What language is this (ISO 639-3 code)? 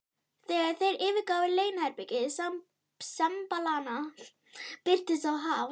isl